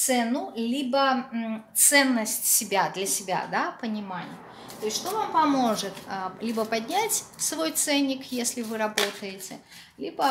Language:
Russian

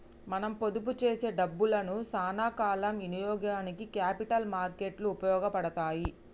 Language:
Telugu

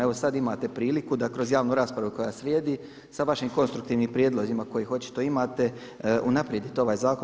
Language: Croatian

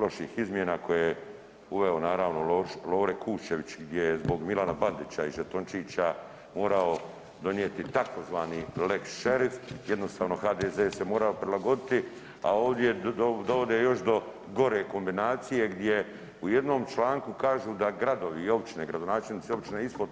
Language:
Croatian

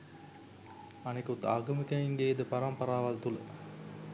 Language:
Sinhala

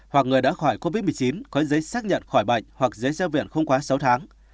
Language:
Vietnamese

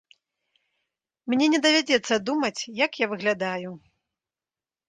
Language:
Belarusian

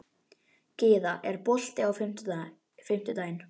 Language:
Icelandic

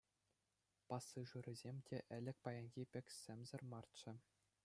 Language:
Chuvash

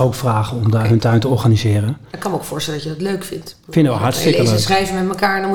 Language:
Dutch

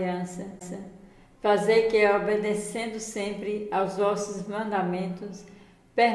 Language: Portuguese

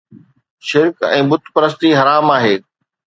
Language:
Sindhi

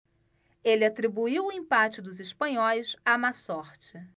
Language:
Portuguese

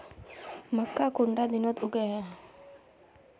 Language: Magahi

